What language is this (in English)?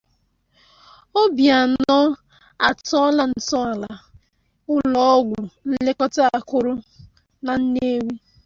Igbo